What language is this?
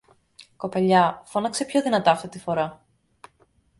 Greek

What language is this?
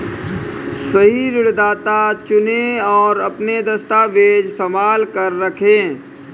Hindi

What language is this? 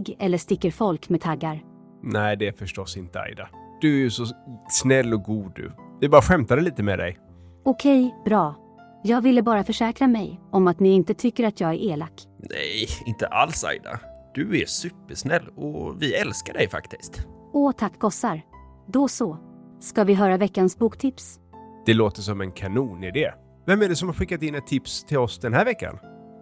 Swedish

